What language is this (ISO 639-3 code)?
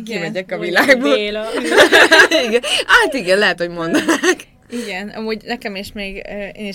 hun